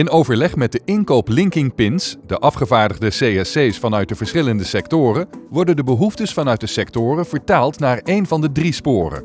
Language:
Dutch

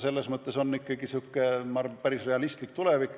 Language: Estonian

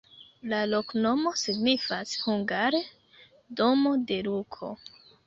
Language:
Esperanto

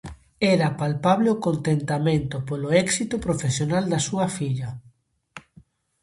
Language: Galician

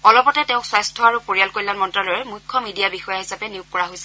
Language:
Assamese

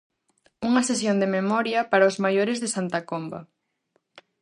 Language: Galician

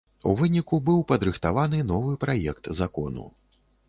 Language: Belarusian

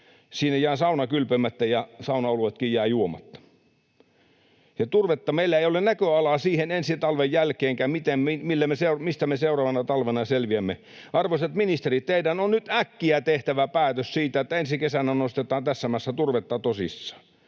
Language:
Finnish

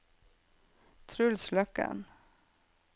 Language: Norwegian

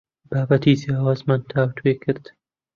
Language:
Central Kurdish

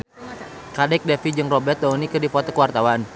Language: Sundanese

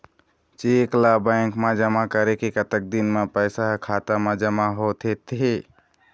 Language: Chhattisgarhi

